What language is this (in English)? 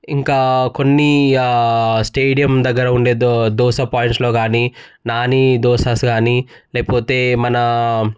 Telugu